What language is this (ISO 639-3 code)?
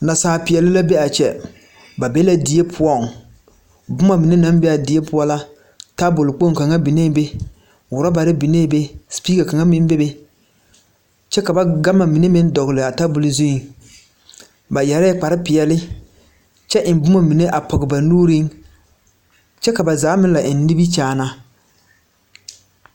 dga